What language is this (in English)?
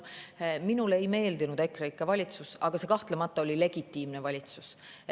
Estonian